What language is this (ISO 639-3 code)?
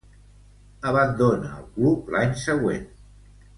cat